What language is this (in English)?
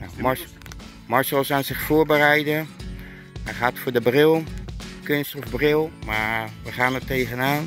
Dutch